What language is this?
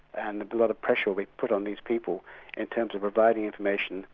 English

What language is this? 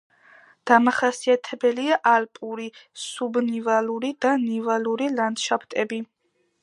Georgian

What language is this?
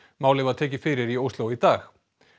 Icelandic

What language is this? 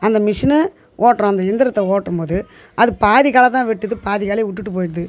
Tamil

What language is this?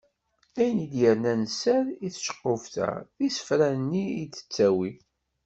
Kabyle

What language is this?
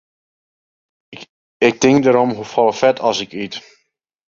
Western Frisian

